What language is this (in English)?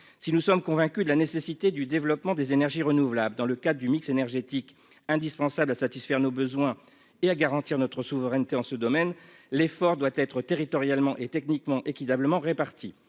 French